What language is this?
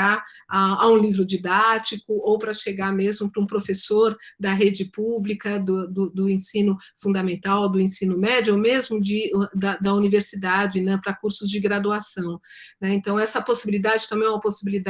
Portuguese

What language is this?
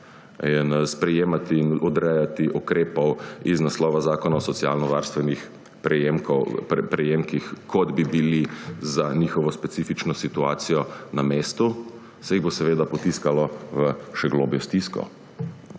Slovenian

